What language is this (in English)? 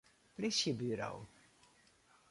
Western Frisian